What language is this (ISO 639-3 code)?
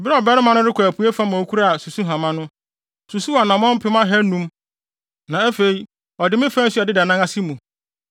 aka